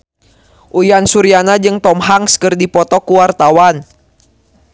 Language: Sundanese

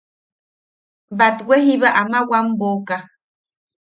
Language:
Yaqui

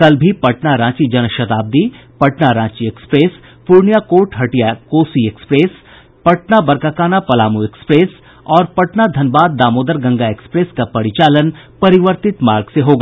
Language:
Hindi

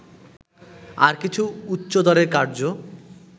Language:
Bangla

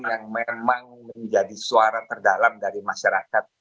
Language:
Indonesian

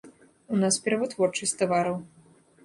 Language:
Belarusian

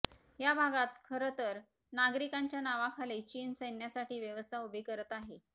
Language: Marathi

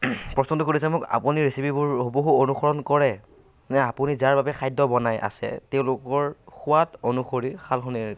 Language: Assamese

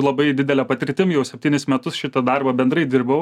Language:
Lithuanian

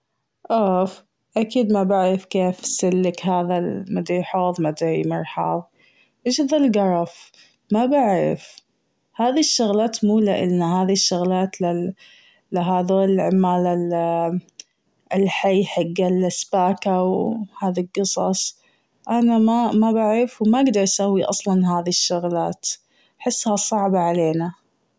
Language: Gulf Arabic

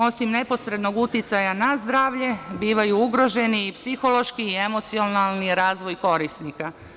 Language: Serbian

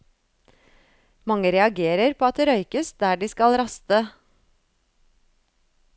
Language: Norwegian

